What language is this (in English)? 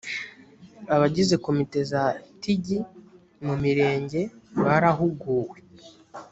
Kinyarwanda